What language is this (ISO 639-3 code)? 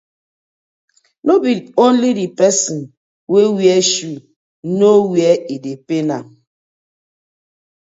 pcm